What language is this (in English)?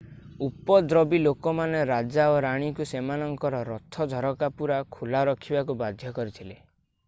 Odia